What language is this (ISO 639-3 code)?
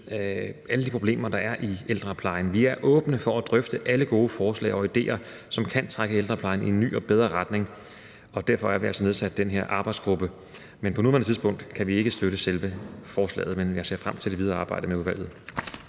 dan